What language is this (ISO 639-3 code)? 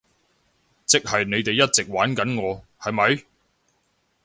yue